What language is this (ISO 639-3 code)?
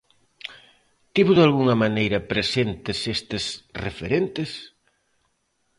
glg